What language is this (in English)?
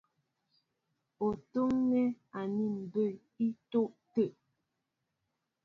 Mbo (Cameroon)